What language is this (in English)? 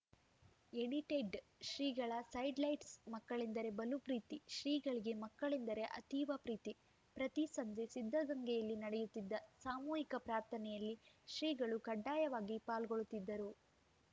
Kannada